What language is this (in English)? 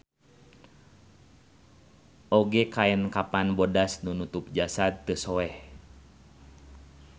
Sundanese